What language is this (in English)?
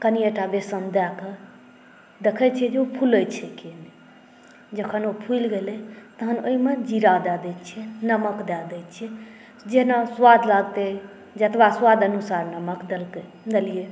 Maithili